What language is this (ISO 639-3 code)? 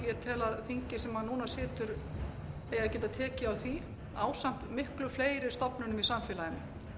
isl